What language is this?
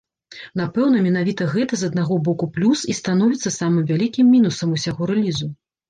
Belarusian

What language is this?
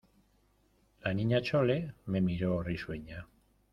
Spanish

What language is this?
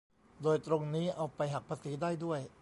Thai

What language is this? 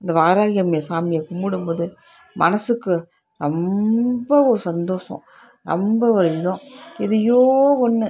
Tamil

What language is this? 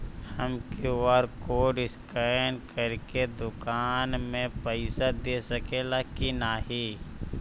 Bhojpuri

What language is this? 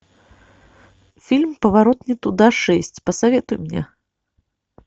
Russian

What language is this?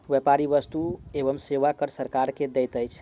Maithili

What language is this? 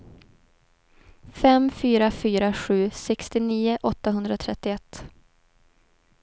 Swedish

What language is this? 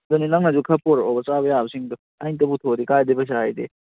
Manipuri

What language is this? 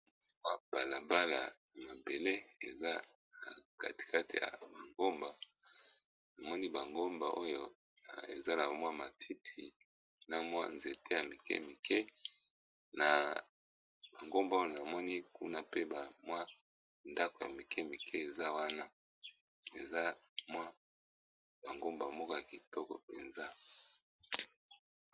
Lingala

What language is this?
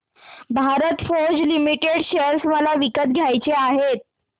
Marathi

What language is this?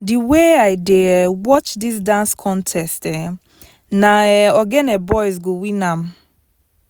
Nigerian Pidgin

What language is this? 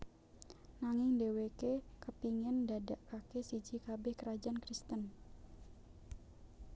Javanese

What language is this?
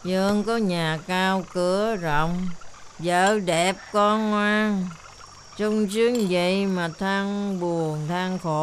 Vietnamese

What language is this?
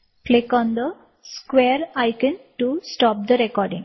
Tamil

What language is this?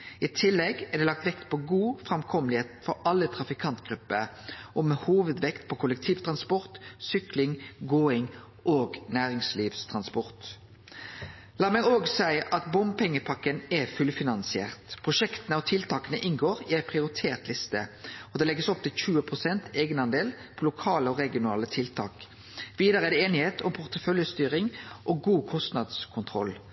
Norwegian Nynorsk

